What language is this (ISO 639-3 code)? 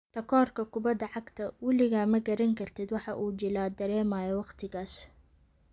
som